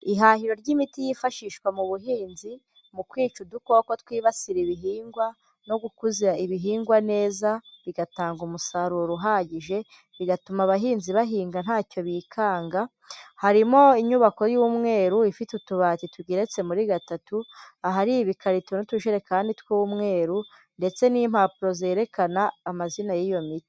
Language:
Kinyarwanda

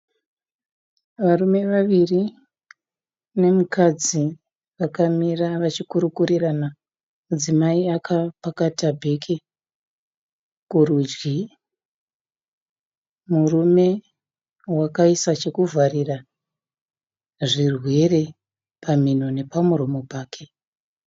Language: Shona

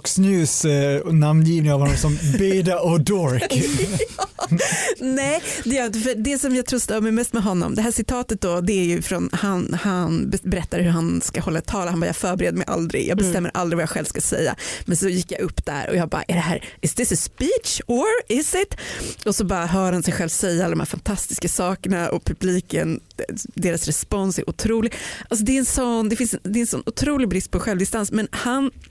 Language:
Swedish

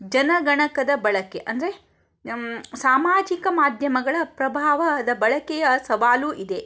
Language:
Kannada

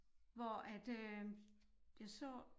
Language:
Danish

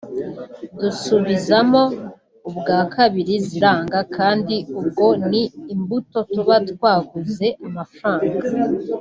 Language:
Kinyarwanda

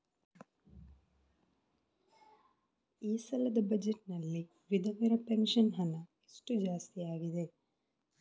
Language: Kannada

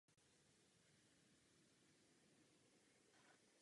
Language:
Czech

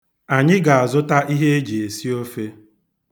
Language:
Igbo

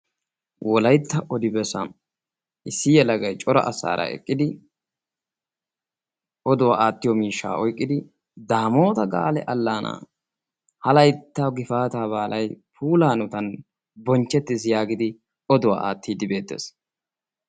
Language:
Wolaytta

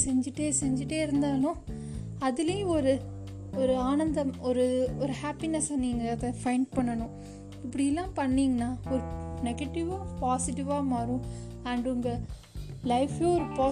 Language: Tamil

